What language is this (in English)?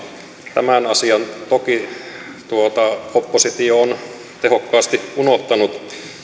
Finnish